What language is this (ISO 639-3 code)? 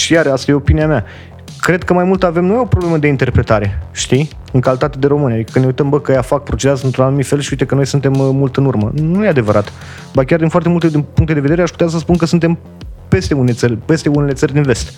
ron